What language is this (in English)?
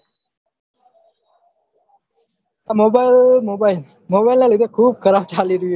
Gujarati